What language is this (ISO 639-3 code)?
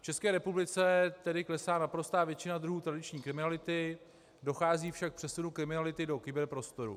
ces